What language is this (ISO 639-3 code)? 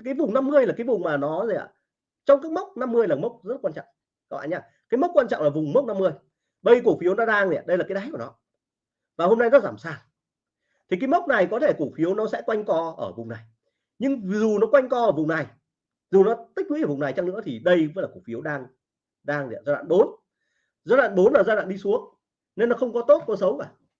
vie